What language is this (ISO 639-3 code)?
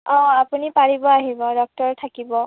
asm